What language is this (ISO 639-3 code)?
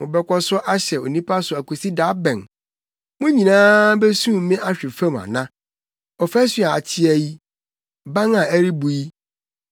aka